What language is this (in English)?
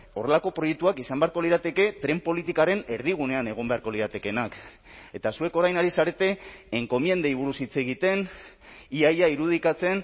Basque